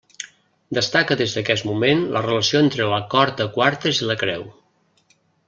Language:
Catalan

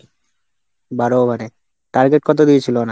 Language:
Bangla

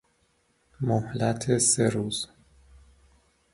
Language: Persian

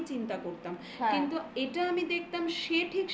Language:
Bangla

